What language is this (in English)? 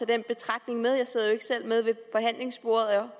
Danish